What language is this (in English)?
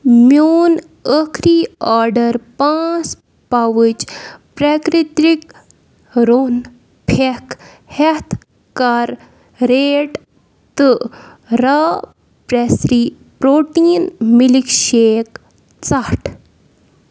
Kashmiri